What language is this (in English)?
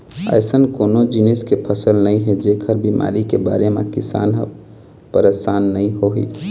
Chhattisgarhi